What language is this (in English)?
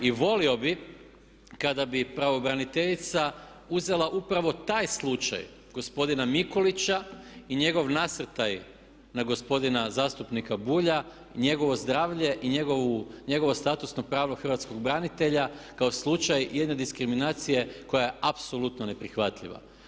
Croatian